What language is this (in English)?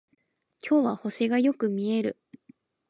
Japanese